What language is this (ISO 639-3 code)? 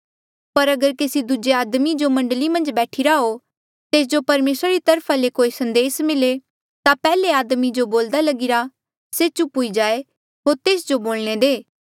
mjl